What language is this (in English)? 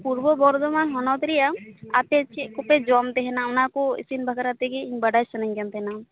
Santali